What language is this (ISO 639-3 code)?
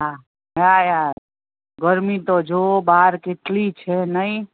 guj